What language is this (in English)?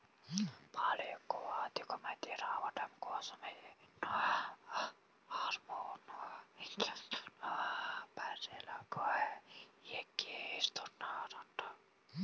Telugu